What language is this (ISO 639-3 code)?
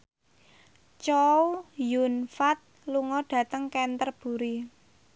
jav